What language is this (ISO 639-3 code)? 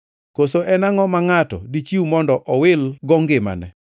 luo